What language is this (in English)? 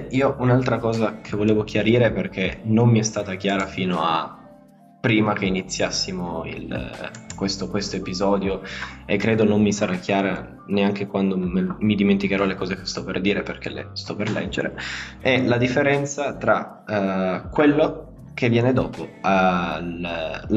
Italian